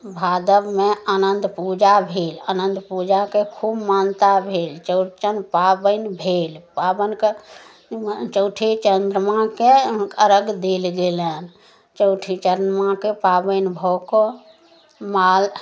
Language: Maithili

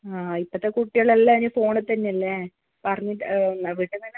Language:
Malayalam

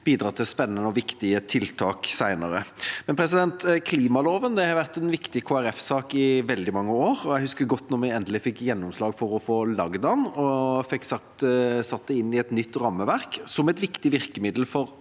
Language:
Norwegian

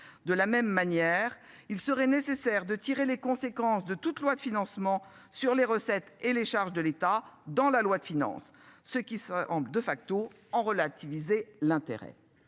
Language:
French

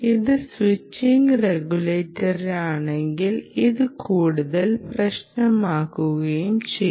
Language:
Malayalam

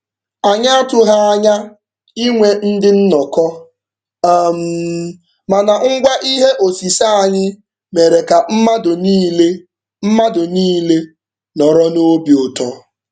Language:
Igbo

